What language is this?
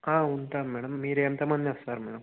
Telugu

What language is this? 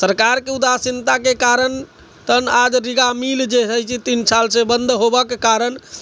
Maithili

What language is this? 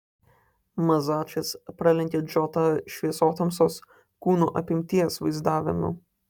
Lithuanian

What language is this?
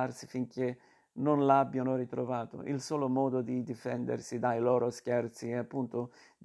Italian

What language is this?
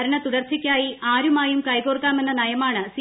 Malayalam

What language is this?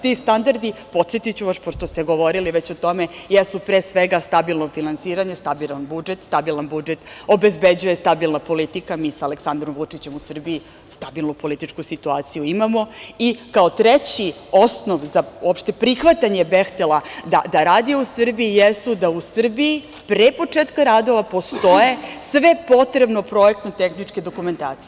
Serbian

